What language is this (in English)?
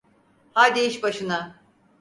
Turkish